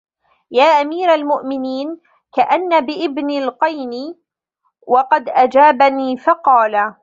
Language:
Arabic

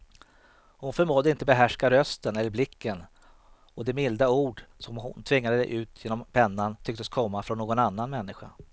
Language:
Swedish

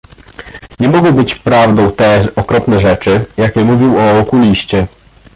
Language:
Polish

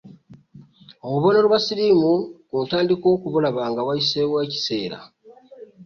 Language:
Ganda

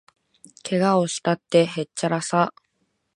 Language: Japanese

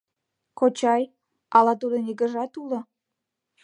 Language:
Mari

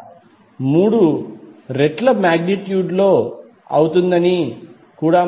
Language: Telugu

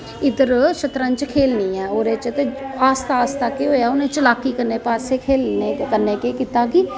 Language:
Dogri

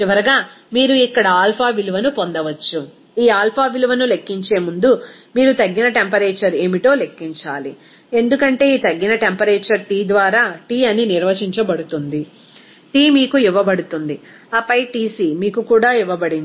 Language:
Telugu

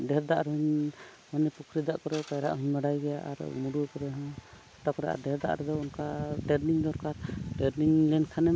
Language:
Santali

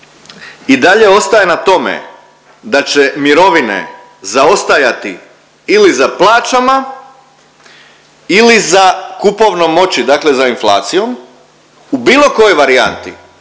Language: Croatian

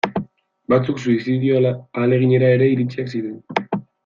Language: Basque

